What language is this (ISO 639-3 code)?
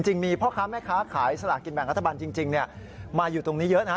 tha